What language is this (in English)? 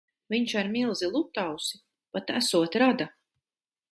Latvian